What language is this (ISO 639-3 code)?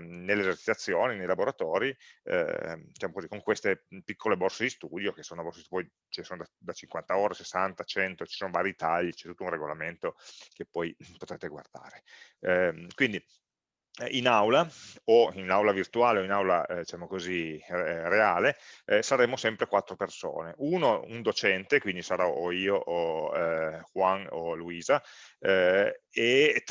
ita